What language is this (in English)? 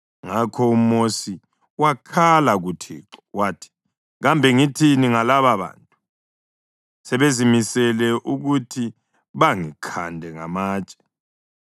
North Ndebele